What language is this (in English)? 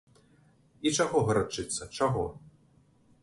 Belarusian